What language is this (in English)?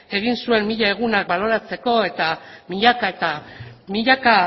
Basque